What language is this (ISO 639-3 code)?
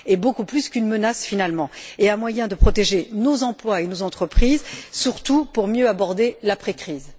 fra